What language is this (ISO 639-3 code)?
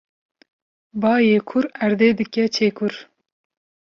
kur